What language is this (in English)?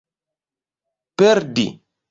Esperanto